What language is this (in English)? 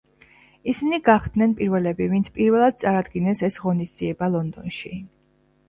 Georgian